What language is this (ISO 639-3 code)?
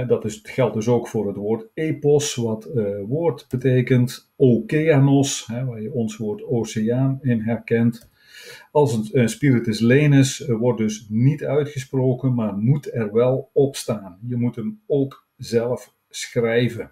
nld